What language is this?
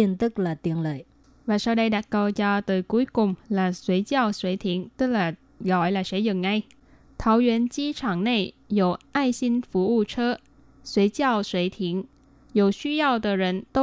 Vietnamese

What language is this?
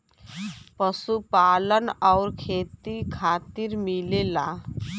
Bhojpuri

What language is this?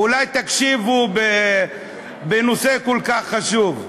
Hebrew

